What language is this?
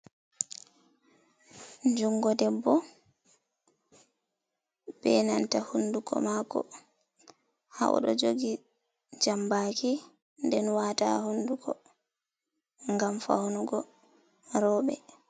Fula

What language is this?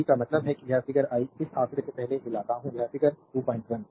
Hindi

